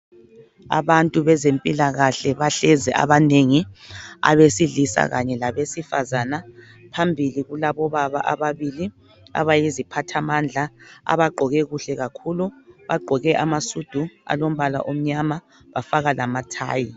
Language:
North Ndebele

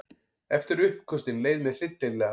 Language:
Icelandic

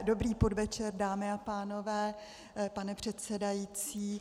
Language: Czech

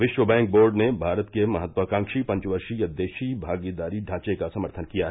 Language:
Hindi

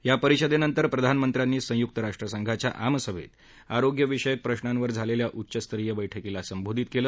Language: Marathi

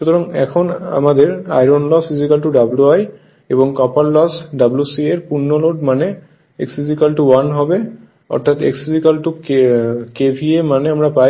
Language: Bangla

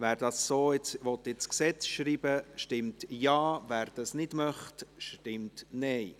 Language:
Swiss German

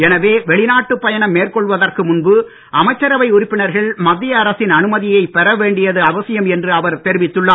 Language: Tamil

